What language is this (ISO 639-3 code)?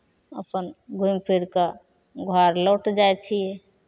mai